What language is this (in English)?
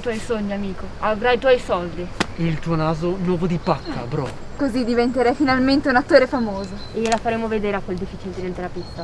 Italian